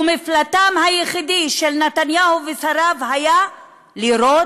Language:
Hebrew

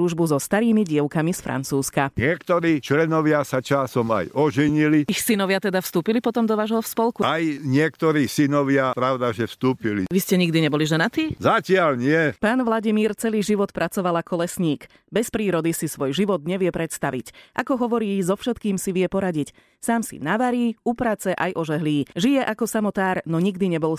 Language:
Slovak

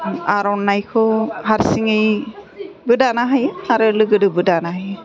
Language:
Bodo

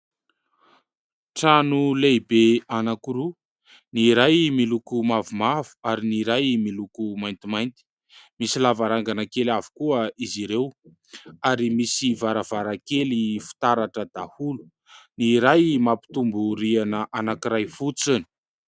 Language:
Malagasy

